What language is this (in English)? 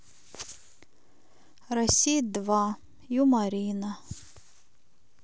Russian